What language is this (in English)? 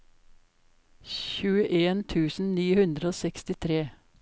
Norwegian